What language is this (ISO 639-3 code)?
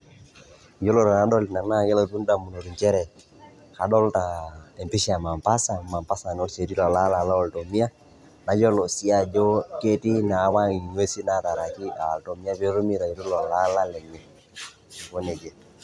mas